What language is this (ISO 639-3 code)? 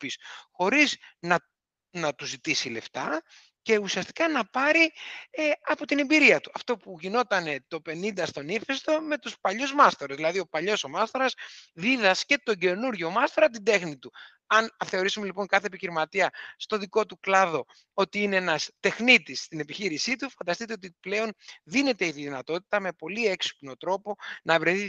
ell